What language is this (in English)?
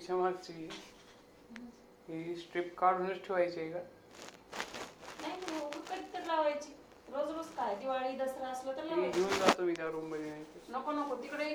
Marathi